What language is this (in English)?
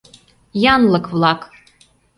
Mari